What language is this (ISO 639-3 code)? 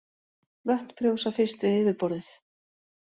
isl